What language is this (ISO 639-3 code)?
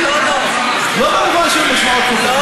heb